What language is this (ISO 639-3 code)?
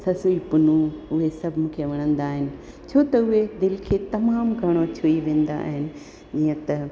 snd